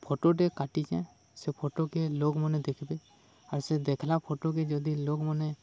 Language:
Odia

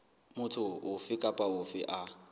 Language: Southern Sotho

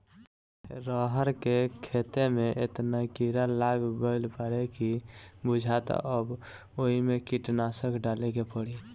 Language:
Bhojpuri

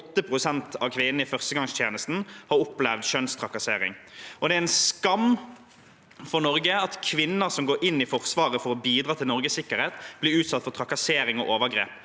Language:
Norwegian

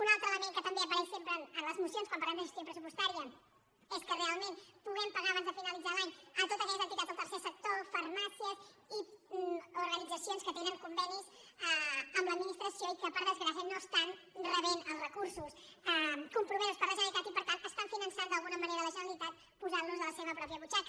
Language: Catalan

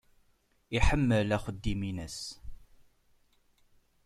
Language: Kabyle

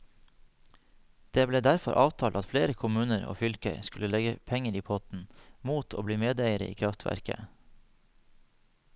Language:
Norwegian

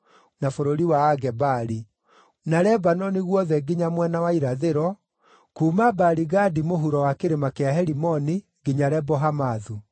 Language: Kikuyu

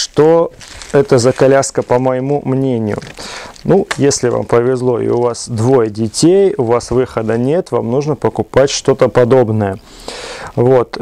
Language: Russian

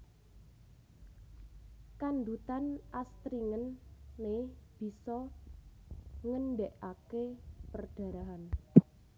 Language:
Javanese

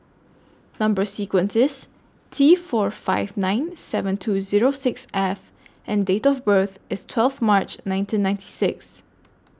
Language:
English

